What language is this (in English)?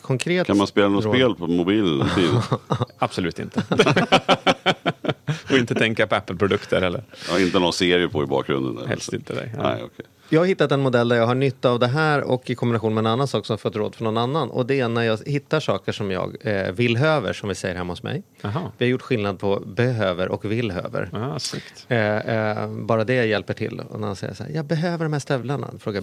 Swedish